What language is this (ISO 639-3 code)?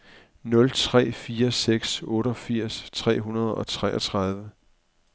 dan